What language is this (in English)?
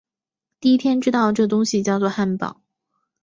Chinese